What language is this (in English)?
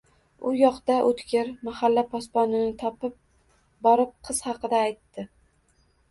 Uzbek